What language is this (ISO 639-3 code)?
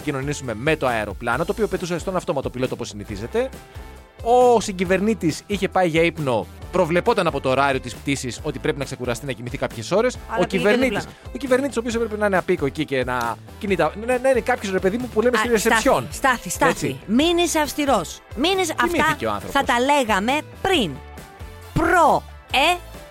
ell